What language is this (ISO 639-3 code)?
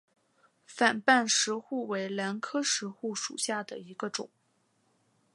zho